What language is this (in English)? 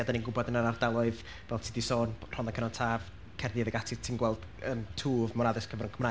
Welsh